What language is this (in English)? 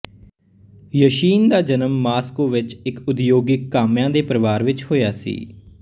Punjabi